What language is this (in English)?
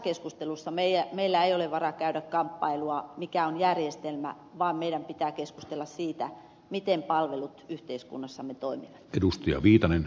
Finnish